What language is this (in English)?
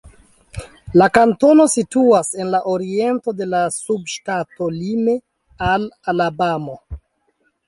Esperanto